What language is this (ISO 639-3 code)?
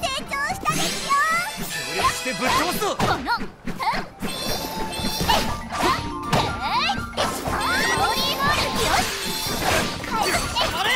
tha